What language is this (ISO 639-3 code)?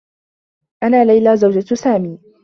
ara